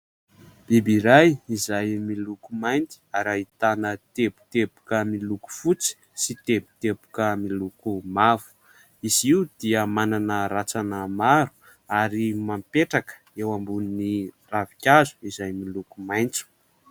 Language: Malagasy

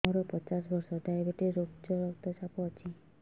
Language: Odia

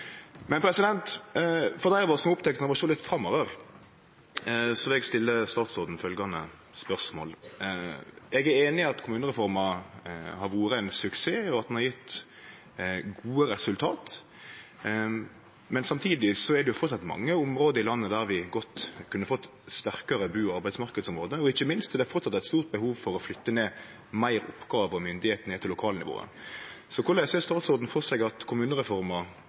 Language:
Norwegian Nynorsk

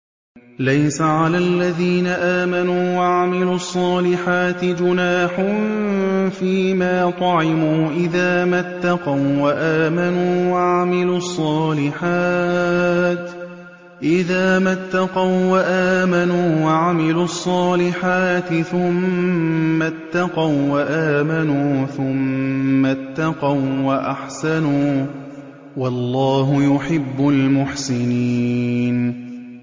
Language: Arabic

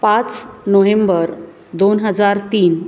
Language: Marathi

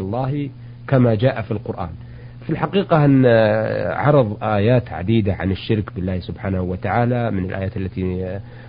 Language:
Arabic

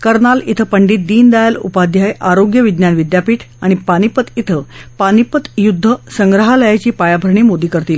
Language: Marathi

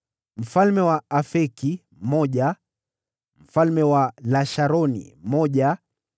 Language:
Swahili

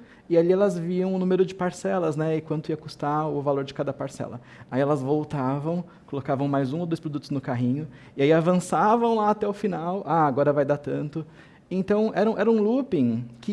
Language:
Portuguese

